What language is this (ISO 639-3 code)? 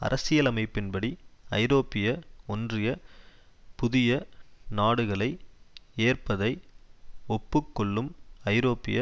tam